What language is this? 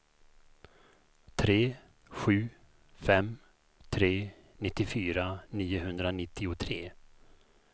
Swedish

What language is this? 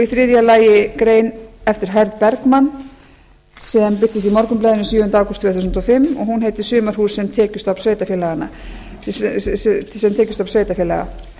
Icelandic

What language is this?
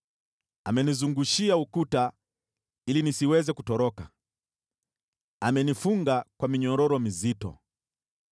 Swahili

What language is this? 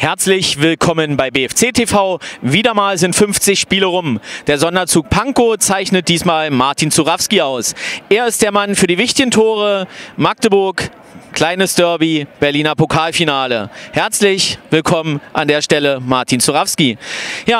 German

